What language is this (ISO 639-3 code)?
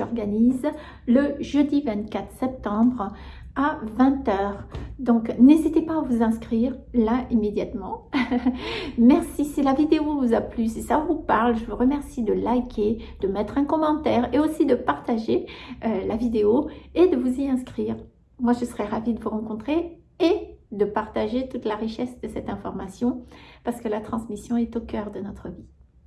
fra